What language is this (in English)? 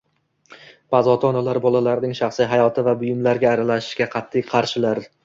Uzbek